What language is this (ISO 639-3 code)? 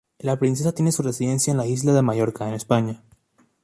spa